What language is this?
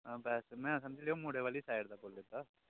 Dogri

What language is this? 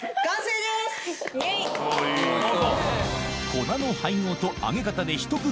Japanese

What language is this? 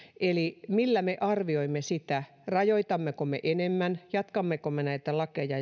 Finnish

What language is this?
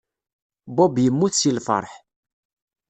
Kabyle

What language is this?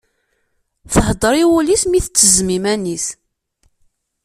Kabyle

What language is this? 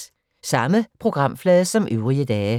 Danish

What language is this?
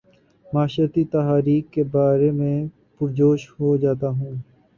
Urdu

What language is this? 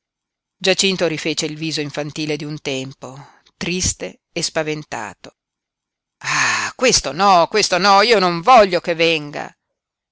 Italian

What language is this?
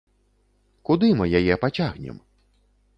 Belarusian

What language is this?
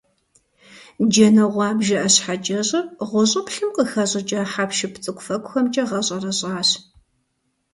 Kabardian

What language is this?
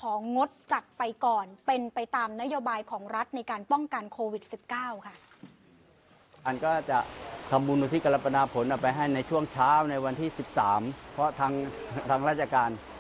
Thai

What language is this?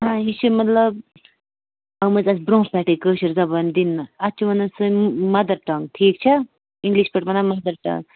Kashmiri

